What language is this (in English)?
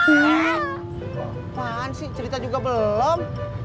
Indonesian